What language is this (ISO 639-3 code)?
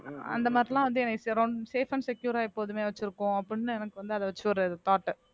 tam